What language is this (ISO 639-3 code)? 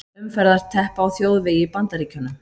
isl